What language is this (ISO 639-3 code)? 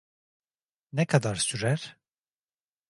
tur